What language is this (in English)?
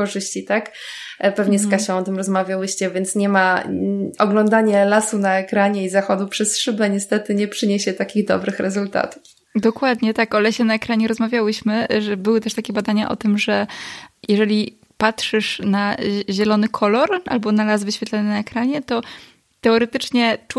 Polish